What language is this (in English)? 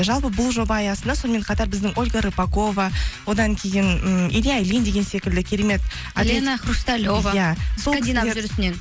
Kazakh